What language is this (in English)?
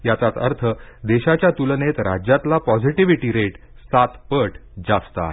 Marathi